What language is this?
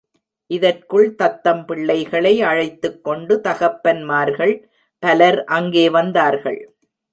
Tamil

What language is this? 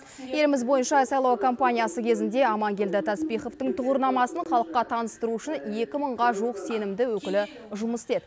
Kazakh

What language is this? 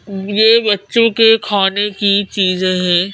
Hindi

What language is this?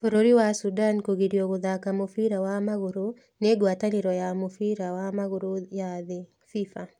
Kikuyu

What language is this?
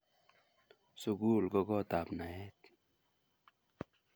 Kalenjin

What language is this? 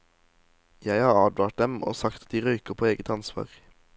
Norwegian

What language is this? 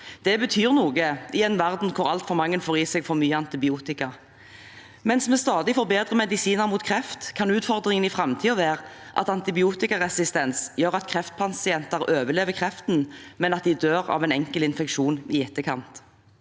Norwegian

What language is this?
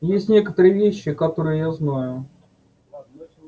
Russian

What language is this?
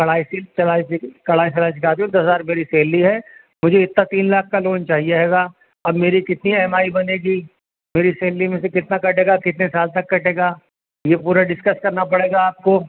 Urdu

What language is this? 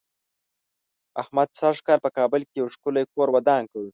Pashto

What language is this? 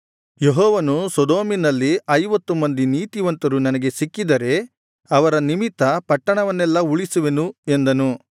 Kannada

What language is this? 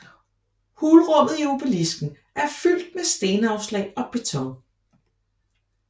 Danish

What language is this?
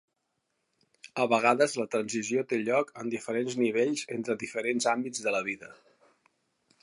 Catalan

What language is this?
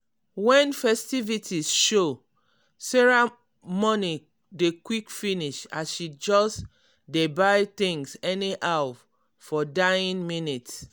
Nigerian Pidgin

